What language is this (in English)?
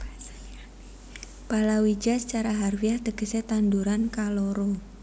Javanese